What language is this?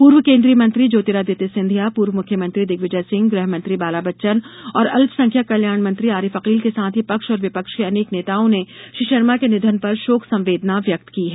Hindi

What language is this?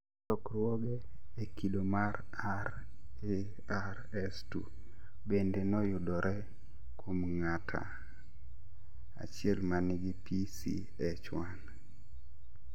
Luo (Kenya and Tanzania)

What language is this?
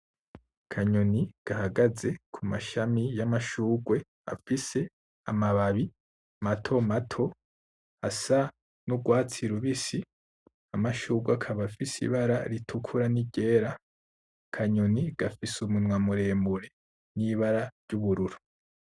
Rundi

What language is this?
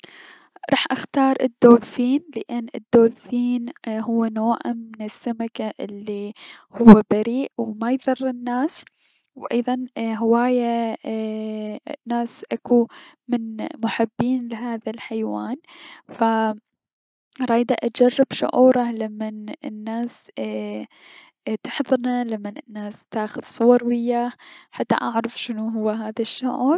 Mesopotamian Arabic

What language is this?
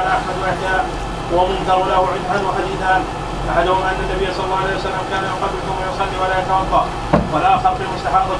Arabic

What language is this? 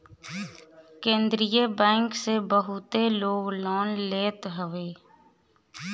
Bhojpuri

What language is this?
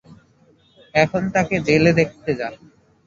Bangla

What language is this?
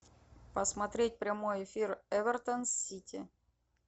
Russian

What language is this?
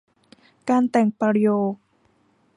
Thai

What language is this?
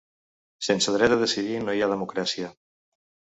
Catalan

